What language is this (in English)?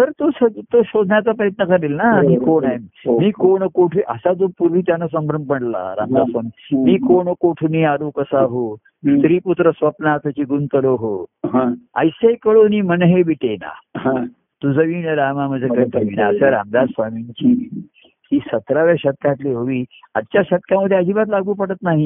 Marathi